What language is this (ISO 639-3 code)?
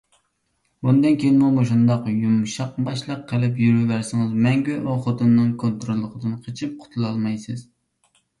uig